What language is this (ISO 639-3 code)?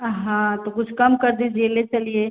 hin